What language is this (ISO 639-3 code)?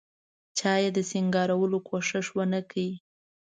pus